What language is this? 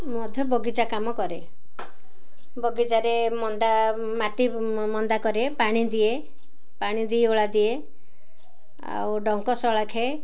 Odia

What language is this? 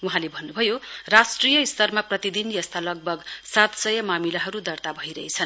Nepali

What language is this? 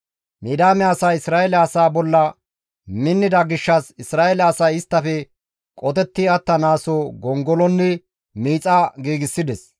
Gamo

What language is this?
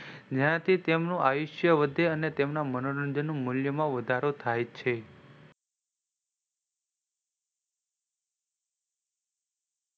Gujarati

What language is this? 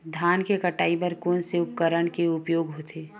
Chhattisgarhi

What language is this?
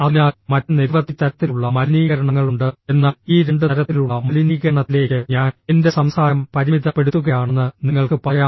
Malayalam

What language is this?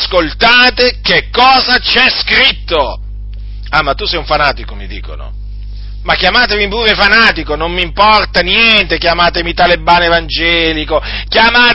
Italian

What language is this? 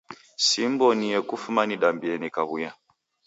Taita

